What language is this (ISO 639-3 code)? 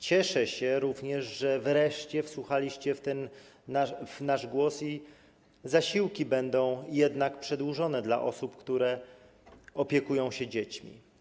pol